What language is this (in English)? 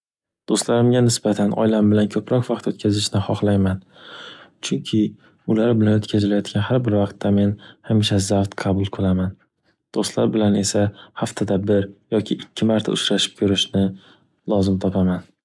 Uzbek